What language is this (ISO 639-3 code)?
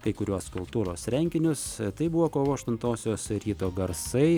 lit